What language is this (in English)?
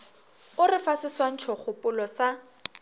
Northern Sotho